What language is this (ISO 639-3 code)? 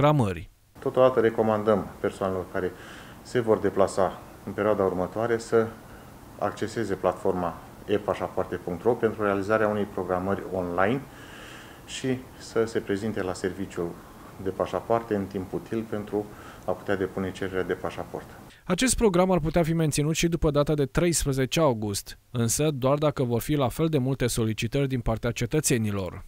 ron